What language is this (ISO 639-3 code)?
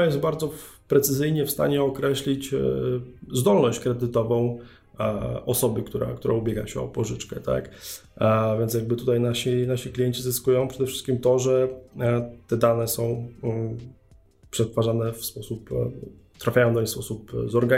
pol